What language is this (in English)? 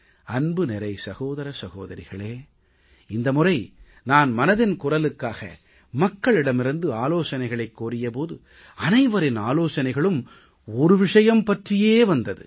Tamil